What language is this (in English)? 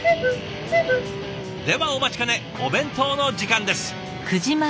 Japanese